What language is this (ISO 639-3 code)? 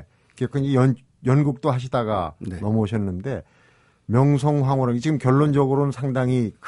kor